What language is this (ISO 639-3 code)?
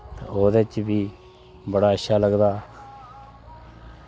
doi